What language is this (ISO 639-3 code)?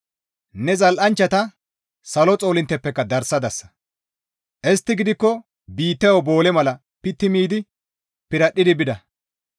gmv